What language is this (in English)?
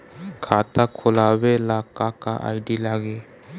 Bhojpuri